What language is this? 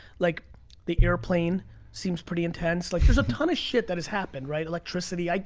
English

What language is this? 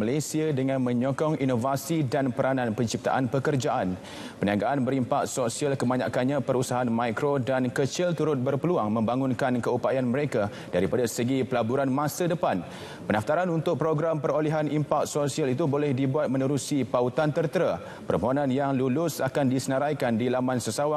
Malay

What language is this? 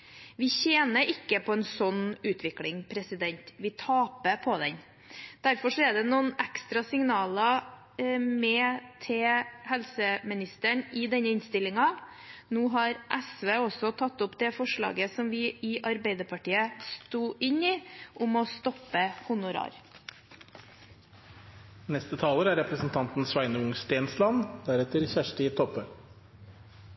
Norwegian Bokmål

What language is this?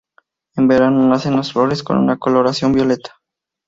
Spanish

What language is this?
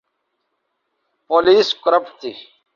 Urdu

